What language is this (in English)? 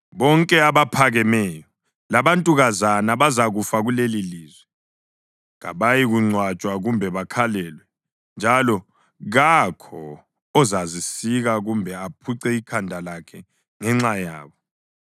North Ndebele